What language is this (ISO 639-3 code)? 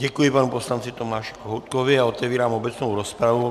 ces